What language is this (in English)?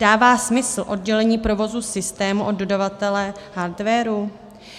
Czech